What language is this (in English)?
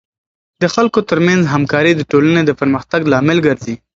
Pashto